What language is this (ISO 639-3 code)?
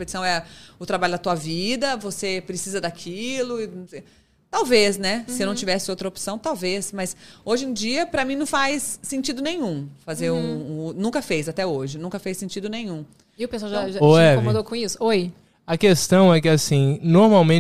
por